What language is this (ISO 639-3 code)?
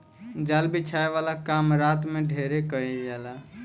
bho